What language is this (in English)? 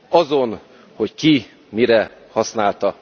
Hungarian